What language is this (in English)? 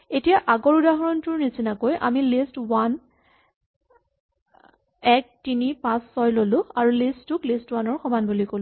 Assamese